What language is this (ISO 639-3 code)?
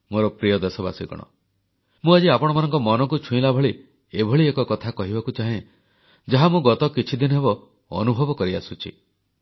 ori